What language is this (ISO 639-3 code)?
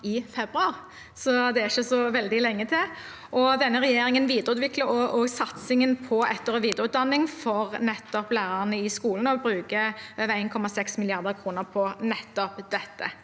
nor